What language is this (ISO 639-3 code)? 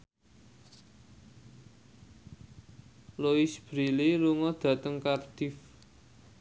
jav